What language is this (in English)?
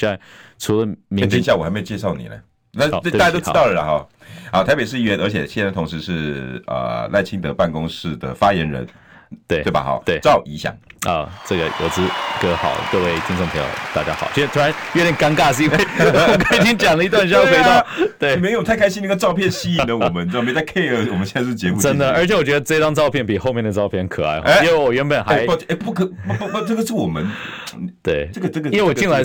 Chinese